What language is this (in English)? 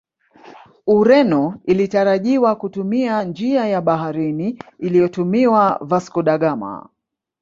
Swahili